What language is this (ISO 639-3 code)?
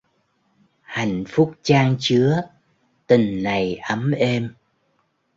vie